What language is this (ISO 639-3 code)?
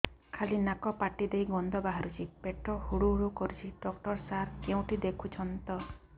ori